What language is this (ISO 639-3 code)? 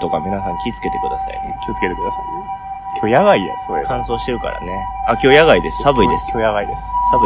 jpn